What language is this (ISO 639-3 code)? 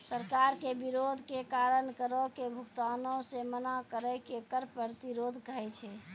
mai